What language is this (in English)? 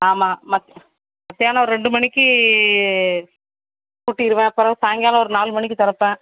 Tamil